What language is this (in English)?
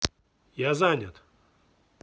Russian